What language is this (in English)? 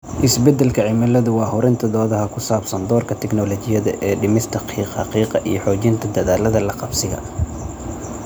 Somali